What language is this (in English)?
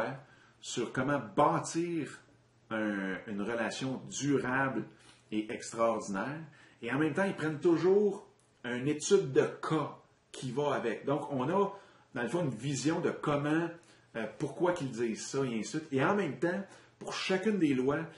French